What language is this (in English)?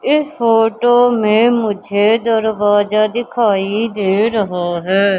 Hindi